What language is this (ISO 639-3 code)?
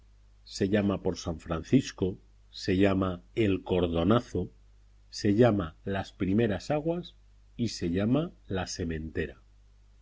spa